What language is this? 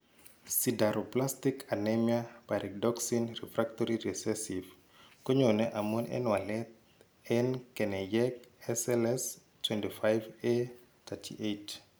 Kalenjin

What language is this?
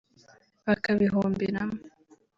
Kinyarwanda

